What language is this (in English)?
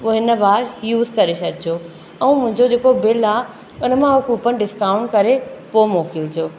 Sindhi